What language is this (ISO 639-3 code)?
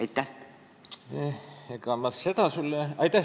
est